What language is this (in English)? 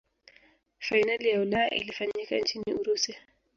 Swahili